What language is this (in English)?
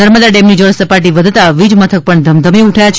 Gujarati